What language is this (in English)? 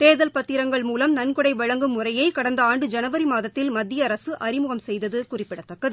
Tamil